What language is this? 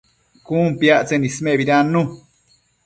Matsés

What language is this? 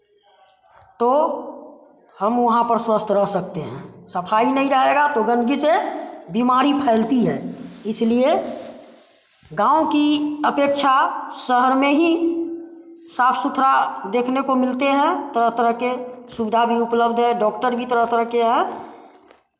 Hindi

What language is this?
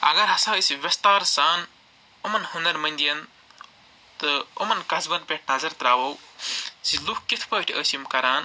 Kashmiri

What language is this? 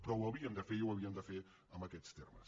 Catalan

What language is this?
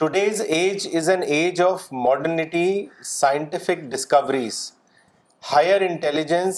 Urdu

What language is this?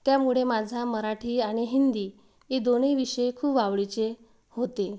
Marathi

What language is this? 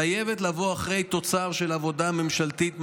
Hebrew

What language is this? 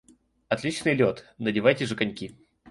Russian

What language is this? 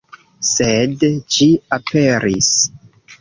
Esperanto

